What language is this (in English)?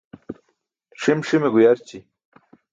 Burushaski